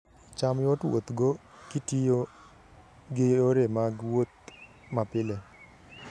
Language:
Luo (Kenya and Tanzania)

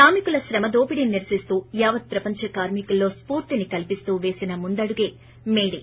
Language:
Telugu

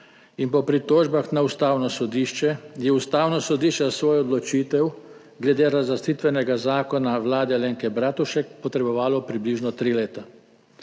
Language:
Slovenian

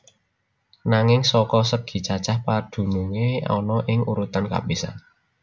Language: Javanese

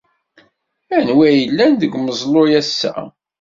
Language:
Kabyle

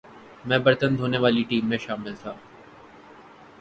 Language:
Urdu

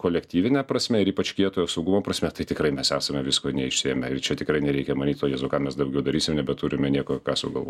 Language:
Lithuanian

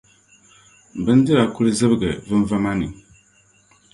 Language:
Dagbani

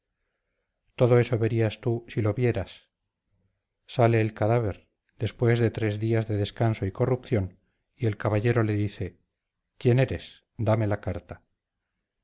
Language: Spanish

